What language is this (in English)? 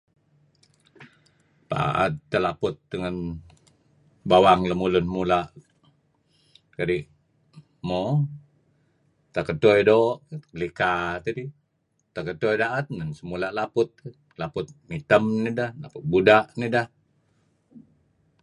Kelabit